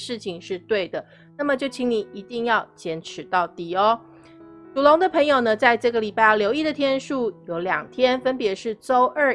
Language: Chinese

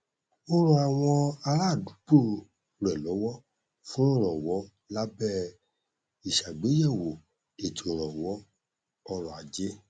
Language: Yoruba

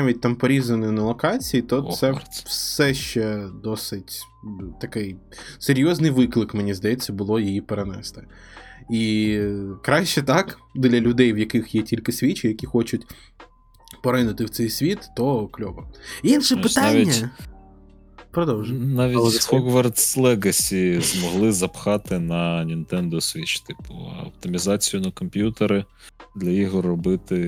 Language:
Ukrainian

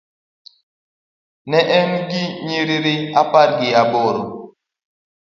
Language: Luo (Kenya and Tanzania)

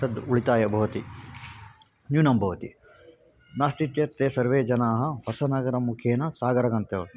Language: Sanskrit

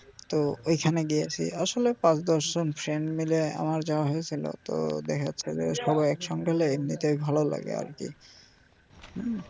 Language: Bangla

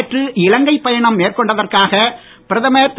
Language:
Tamil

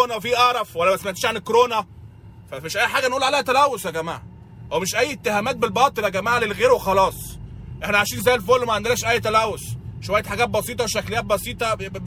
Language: Arabic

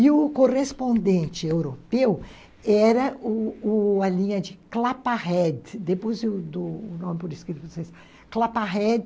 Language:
Portuguese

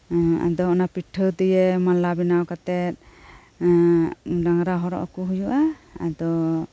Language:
Santali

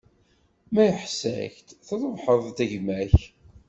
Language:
Kabyle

